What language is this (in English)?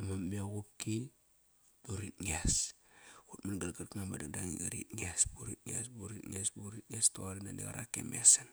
Kairak